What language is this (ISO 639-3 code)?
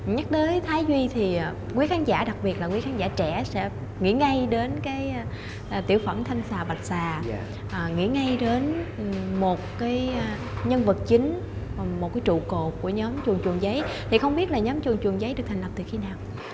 vie